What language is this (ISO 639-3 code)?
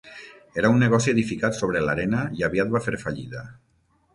cat